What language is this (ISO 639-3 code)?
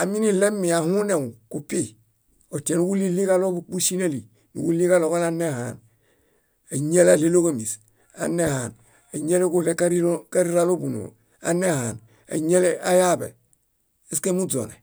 bda